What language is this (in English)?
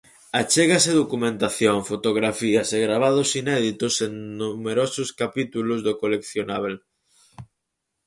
Galician